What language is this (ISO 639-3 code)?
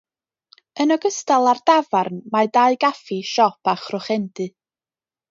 cym